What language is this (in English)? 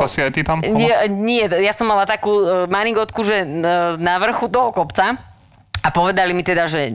Slovak